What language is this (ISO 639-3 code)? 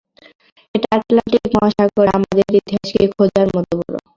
ben